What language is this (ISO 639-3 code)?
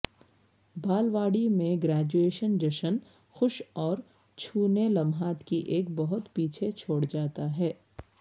urd